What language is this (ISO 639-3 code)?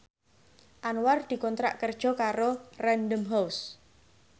jav